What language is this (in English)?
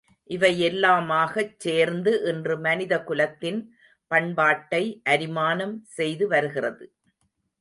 Tamil